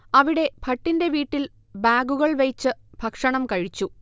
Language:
Malayalam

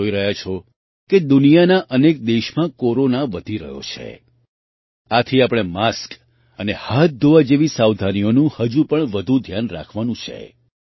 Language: Gujarati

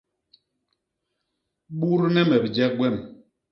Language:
Basaa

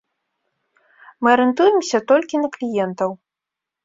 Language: Belarusian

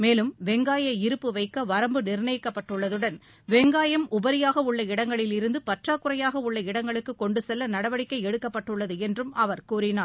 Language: Tamil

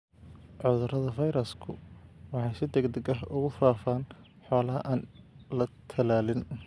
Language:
Somali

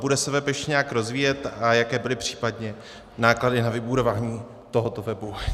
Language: Czech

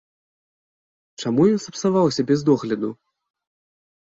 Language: Belarusian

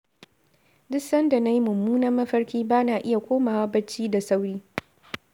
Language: Hausa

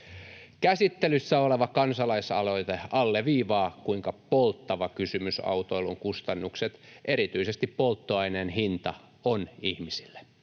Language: Finnish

